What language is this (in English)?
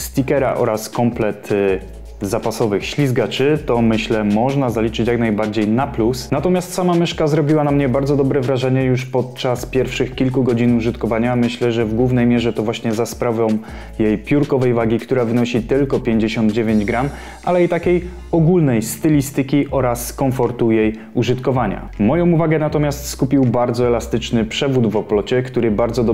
Polish